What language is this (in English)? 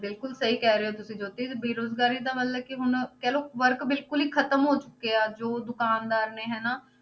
Punjabi